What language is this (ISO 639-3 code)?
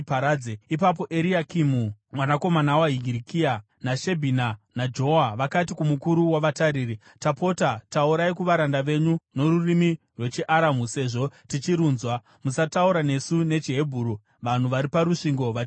sna